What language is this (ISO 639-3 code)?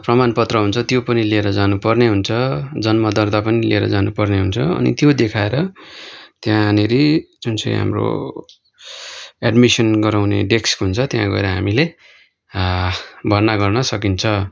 nep